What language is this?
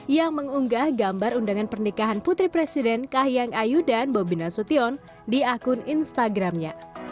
Indonesian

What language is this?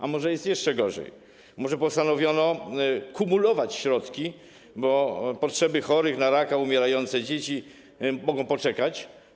Polish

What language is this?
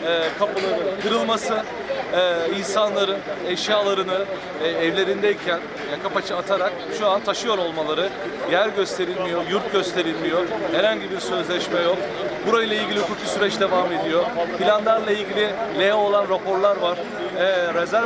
Turkish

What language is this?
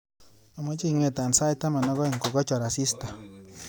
Kalenjin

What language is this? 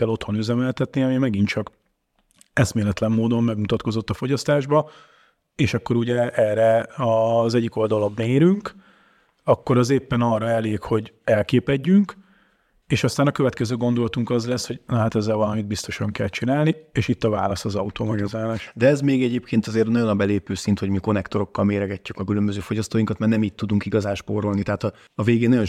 Hungarian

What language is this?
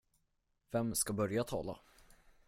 Swedish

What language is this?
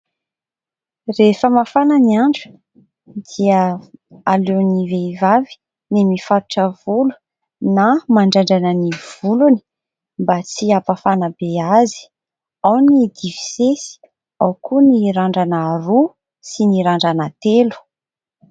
Malagasy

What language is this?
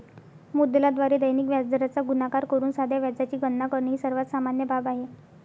Marathi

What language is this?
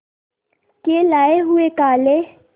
Hindi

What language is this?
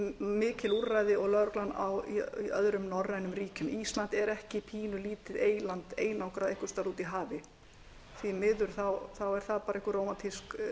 Icelandic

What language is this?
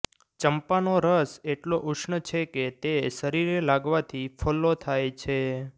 Gujarati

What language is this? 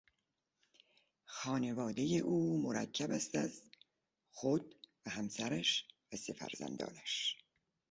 Persian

